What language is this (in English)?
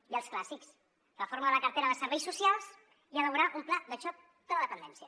Catalan